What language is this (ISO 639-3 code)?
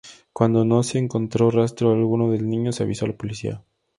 spa